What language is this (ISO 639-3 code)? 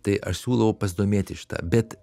lit